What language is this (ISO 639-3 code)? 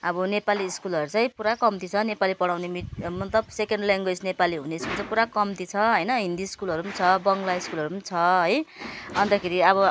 nep